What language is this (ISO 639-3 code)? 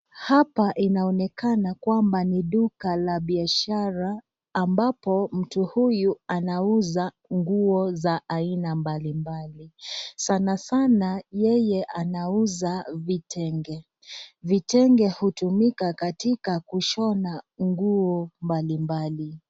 swa